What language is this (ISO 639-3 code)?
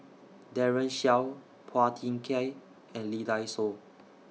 eng